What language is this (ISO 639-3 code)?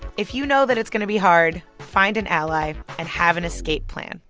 eng